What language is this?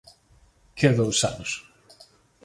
Galician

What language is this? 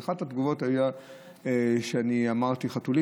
Hebrew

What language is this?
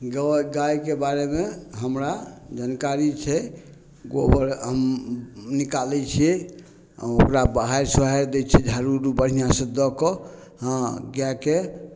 Maithili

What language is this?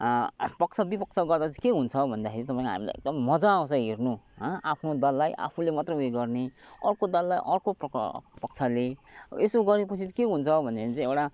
Nepali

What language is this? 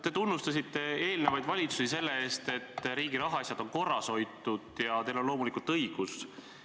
Estonian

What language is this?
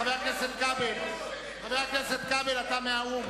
Hebrew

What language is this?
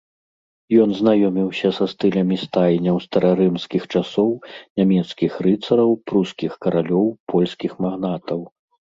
Belarusian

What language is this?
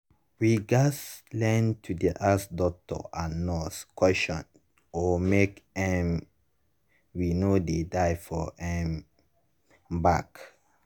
Nigerian Pidgin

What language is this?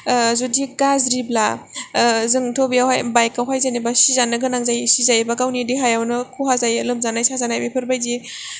Bodo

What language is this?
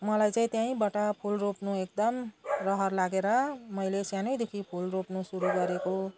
Nepali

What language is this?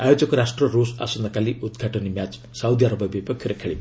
Odia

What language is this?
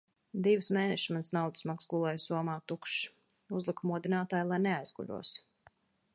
Latvian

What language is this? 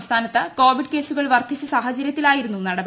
Malayalam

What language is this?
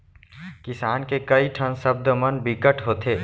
Chhattisgarhi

